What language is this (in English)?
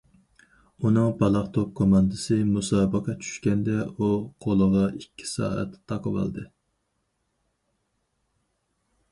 Uyghur